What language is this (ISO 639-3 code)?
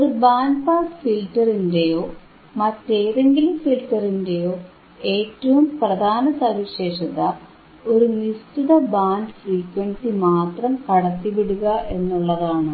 mal